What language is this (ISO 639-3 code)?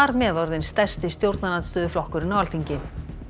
isl